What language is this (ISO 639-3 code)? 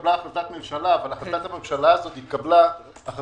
heb